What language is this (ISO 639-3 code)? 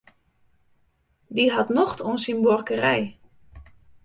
fry